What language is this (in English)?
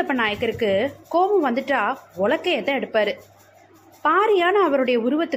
Tamil